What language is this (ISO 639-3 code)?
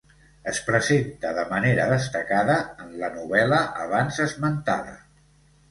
cat